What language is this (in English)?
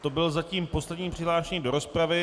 Czech